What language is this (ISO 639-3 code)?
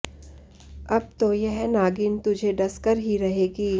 hin